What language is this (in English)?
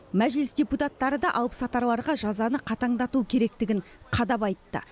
Kazakh